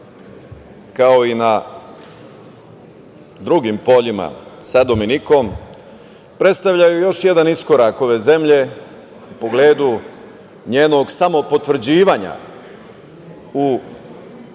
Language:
Serbian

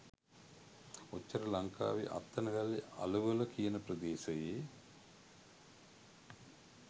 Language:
Sinhala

